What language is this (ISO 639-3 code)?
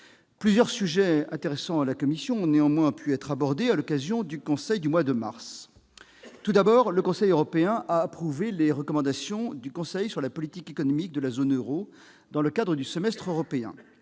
fra